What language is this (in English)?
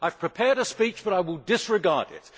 English